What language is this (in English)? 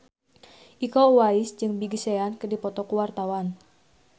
Sundanese